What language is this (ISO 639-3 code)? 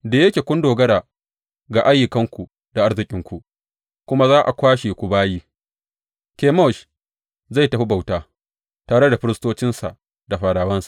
hau